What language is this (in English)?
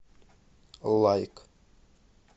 Russian